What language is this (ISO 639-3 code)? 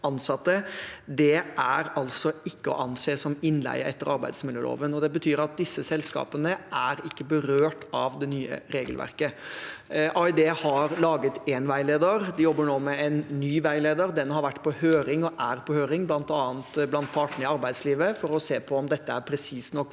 nor